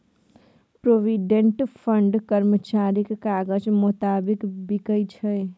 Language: Maithili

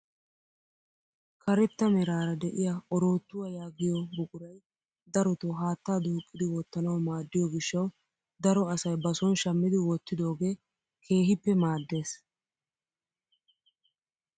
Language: Wolaytta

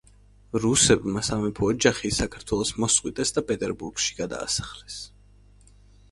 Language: Georgian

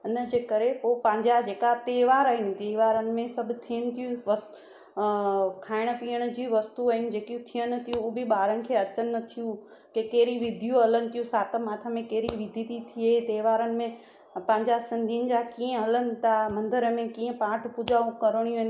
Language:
Sindhi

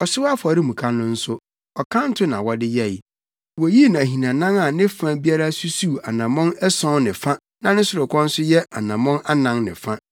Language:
Akan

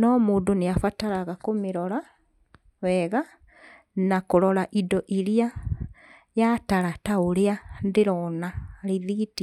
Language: Kikuyu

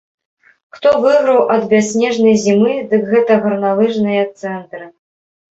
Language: Belarusian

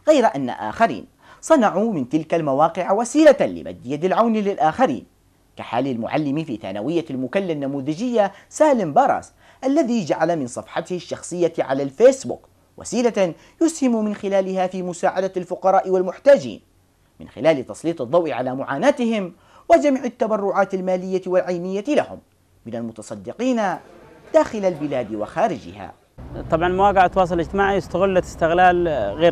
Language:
Arabic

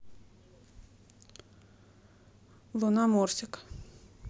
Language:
Russian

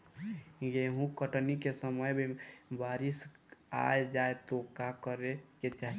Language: Bhojpuri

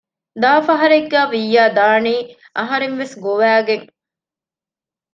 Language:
Divehi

